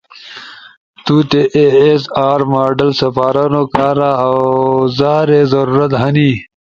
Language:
Ushojo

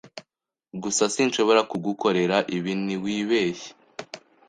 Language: Kinyarwanda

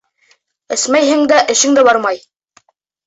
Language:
Bashkir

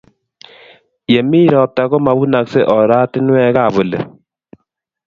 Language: Kalenjin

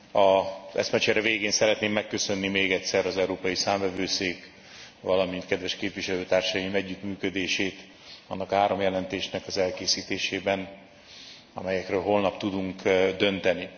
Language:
Hungarian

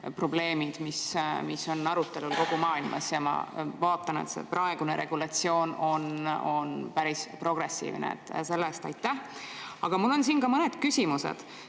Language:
Estonian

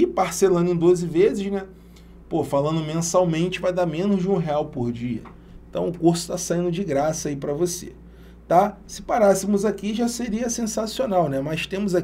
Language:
Portuguese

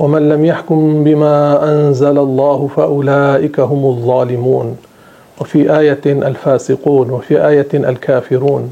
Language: Arabic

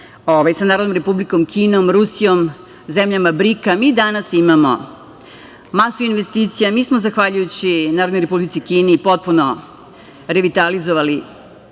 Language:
Serbian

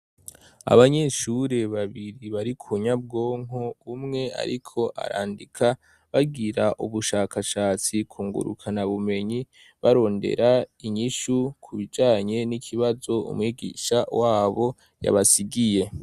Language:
Rundi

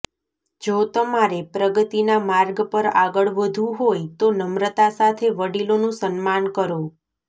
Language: Gujarati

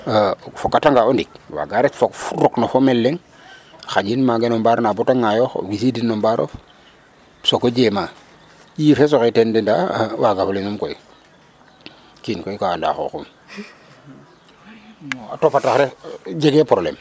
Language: Serer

